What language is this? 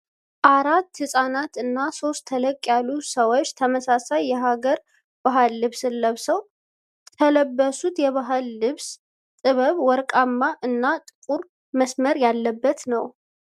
Amharic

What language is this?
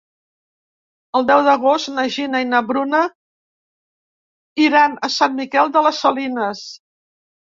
Catalan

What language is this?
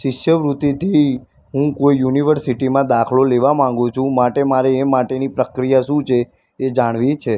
Gujarati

